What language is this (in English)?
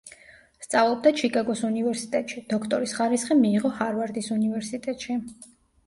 Georgian